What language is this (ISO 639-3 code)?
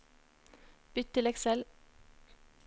nor